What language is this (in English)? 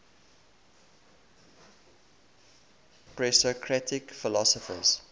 English